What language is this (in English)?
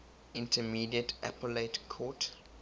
English